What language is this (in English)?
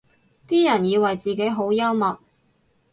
Cantonese